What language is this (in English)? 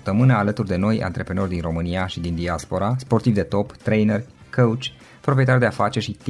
Romanian